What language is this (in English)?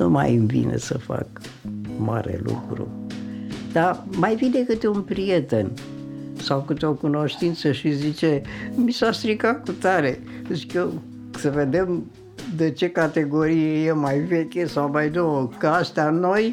Romanian